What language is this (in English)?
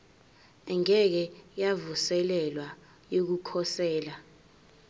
Zulu